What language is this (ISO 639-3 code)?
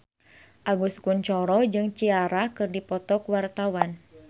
sun